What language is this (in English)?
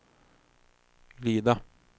Swedish